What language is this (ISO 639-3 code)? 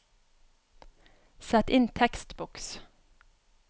nor